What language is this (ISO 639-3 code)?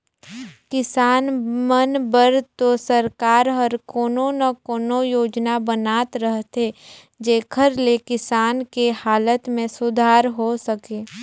hne